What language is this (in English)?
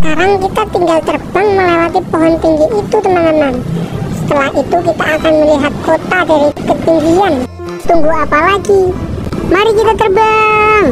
Indonesian